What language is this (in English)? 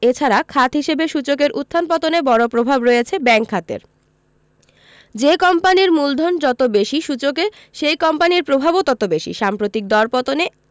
Bangla